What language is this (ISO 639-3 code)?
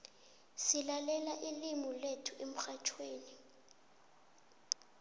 nbl